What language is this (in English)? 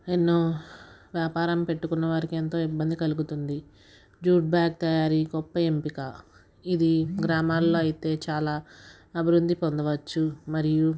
Telugu